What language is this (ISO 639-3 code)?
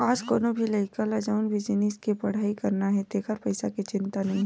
hne